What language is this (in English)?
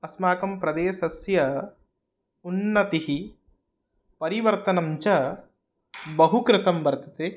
Sanskrit